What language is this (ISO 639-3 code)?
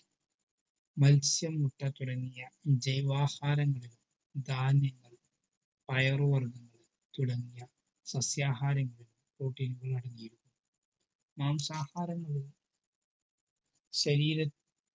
mal